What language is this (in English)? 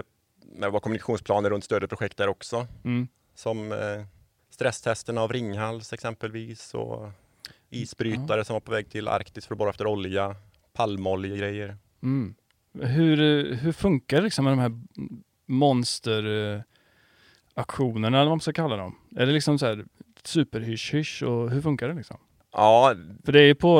Swedish